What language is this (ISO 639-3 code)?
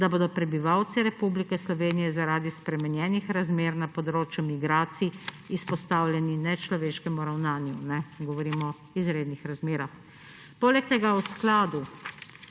slv